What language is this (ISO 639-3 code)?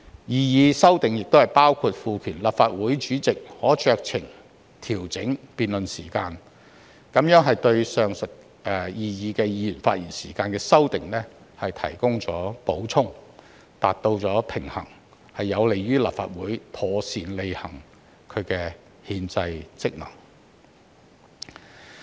yue